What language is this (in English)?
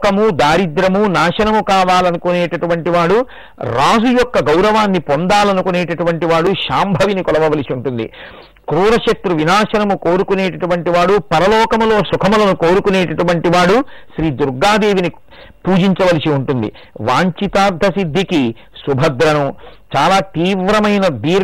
Telugu